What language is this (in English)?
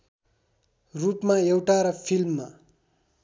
Nepali